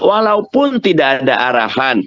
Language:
Indonesian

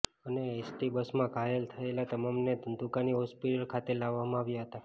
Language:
Gujarati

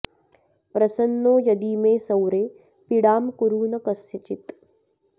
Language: Sanskrit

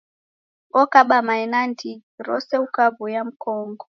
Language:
Taita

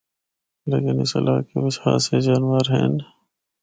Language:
Northern Hindko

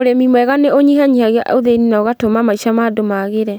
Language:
Kikuyu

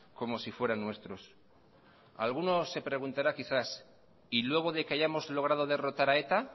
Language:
Spanish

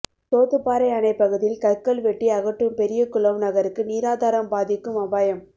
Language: Tamil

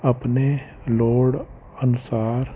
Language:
Punjabi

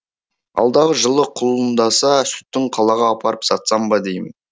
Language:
Kazakh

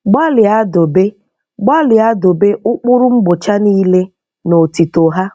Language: Igbo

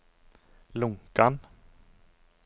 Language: Norwegian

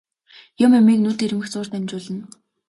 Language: Mongolian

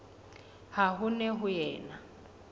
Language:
Southern Sotho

